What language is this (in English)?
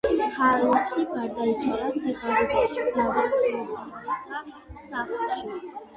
Georgian